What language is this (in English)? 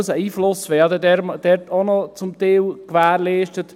Swiss German